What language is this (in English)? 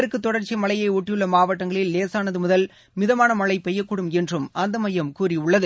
Tamil